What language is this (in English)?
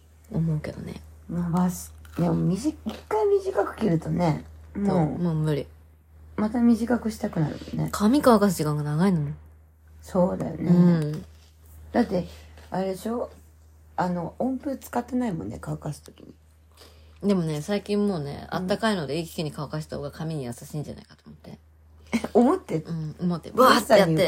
Japanese